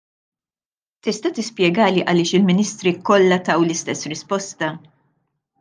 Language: Maltese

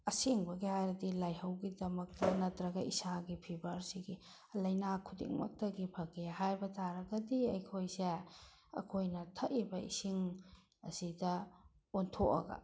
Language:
Manipuri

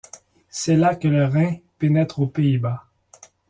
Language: French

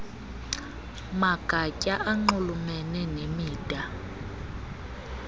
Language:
Xhosa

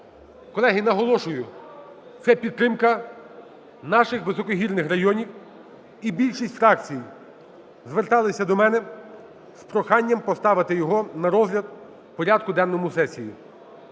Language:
Ukrainian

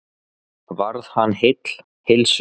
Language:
Icelandic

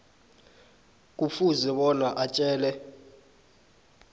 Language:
South Ndebele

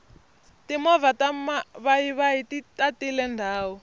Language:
Tsonga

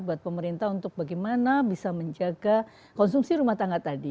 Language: Indonesian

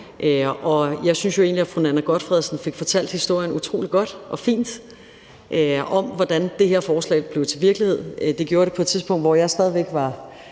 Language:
Danish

